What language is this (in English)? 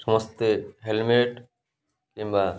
Odia